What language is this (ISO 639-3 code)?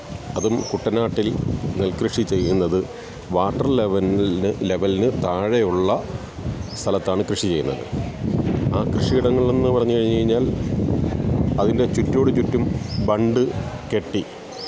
mal